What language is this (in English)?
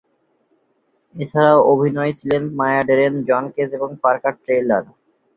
Bangla